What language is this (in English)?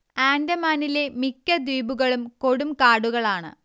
Malayalam